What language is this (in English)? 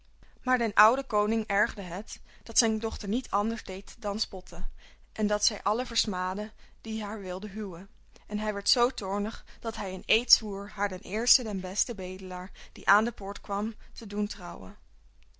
Dutch